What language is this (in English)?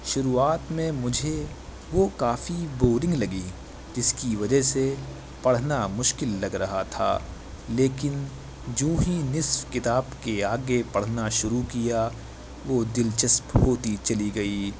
Urdu